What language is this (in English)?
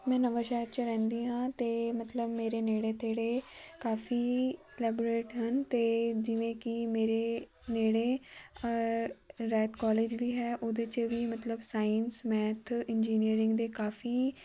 Punjabi